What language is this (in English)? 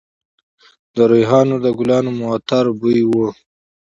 Pashto